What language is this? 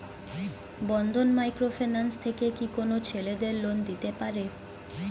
Bangla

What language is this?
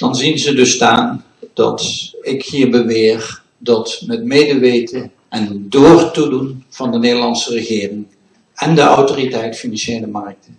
Dutch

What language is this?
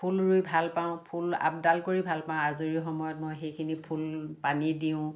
Assamese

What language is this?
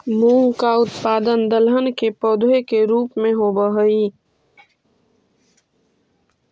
Magahi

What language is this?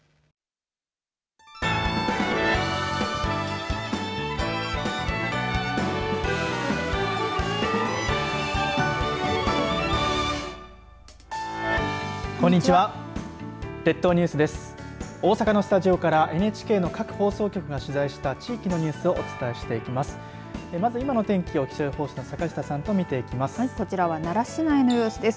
Japanese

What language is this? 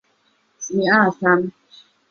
Chinese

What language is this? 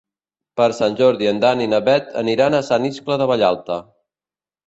Catalan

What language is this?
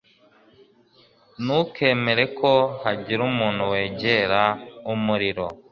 Kinyarwanda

